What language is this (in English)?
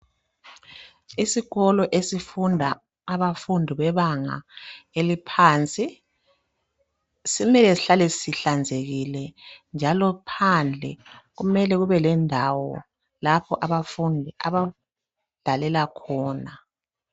North Ndebele